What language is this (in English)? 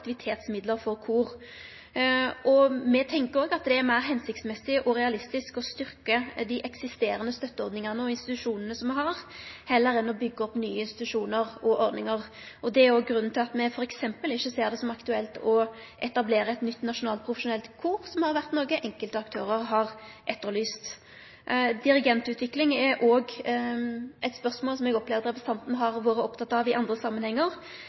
Norwegian Nynorsk